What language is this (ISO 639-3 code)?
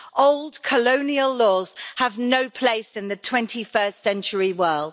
eng